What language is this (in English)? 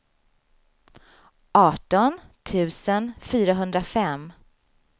Swedish